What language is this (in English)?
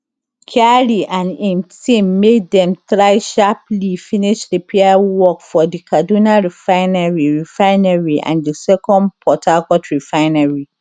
Nigerian Pidgin